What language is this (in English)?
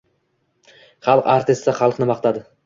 Uzbek